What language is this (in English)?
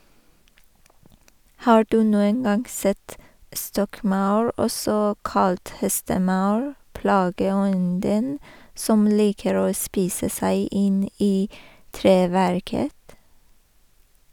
Norwegian